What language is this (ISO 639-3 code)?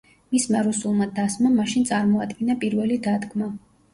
kat